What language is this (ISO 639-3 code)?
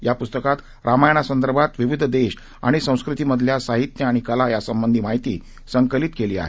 mar